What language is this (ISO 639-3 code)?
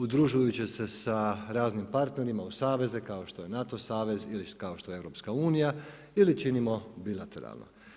hrv